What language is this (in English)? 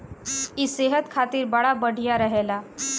Bhojpuri